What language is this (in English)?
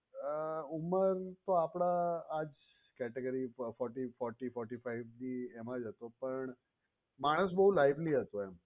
Gujarati